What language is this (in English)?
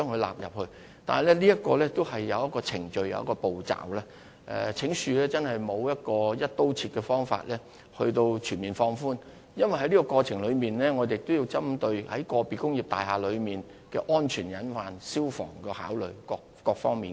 Cantonese